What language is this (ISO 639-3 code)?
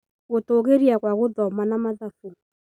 kik